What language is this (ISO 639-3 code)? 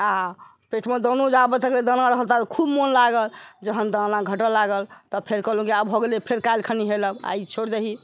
mai